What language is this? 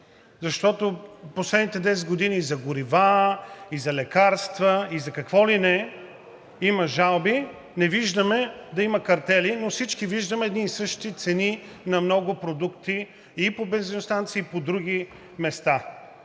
Bulgarian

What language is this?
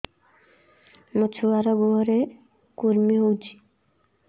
Odia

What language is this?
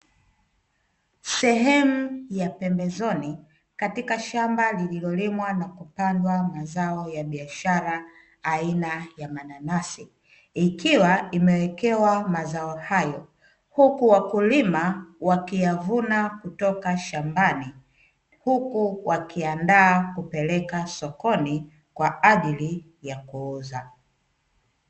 Swahili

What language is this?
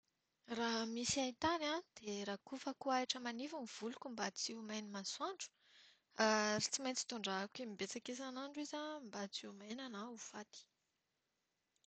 Malagasy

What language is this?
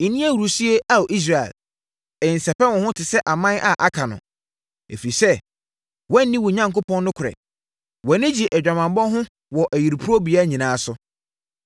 Akan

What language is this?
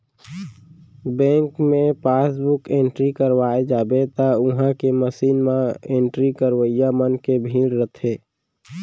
Chhattisgarhi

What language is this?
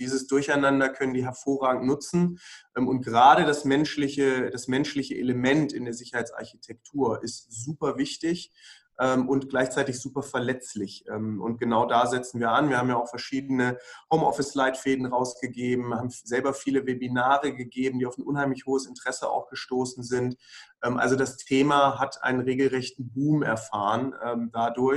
German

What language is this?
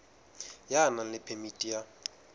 Southern Sotho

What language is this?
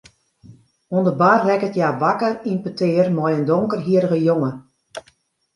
Western Frisian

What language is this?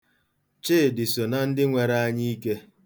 Igbo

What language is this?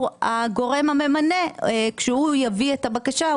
Hebrew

